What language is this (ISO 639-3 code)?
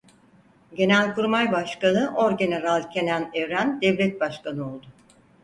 tur